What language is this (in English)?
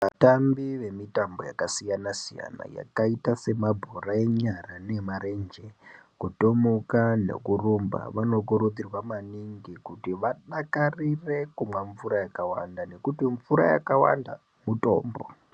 Ndau